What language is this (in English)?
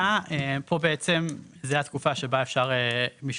Hebrew